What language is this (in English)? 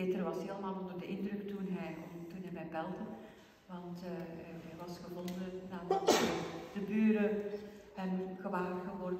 Dutch